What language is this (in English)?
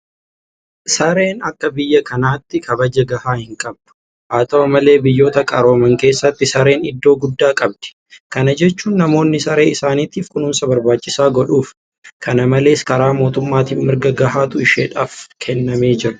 Oromo